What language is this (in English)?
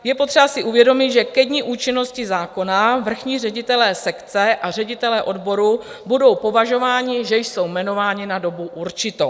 Czech